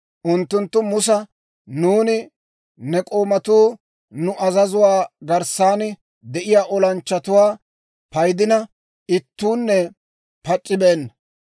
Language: Dawro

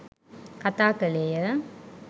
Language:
Sinhala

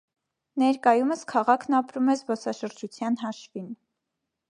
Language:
Armenian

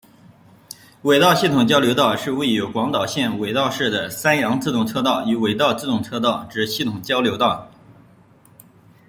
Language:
Chinese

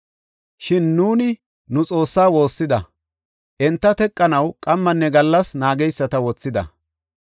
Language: Gofa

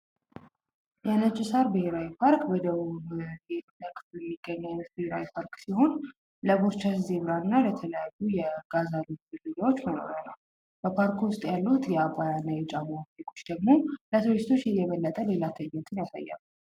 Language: Amharic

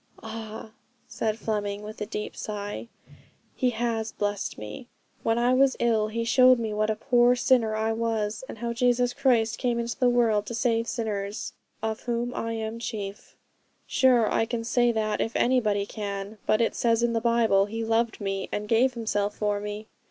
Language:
English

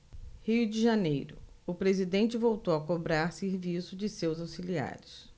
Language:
Portuguese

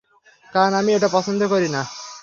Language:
Bangla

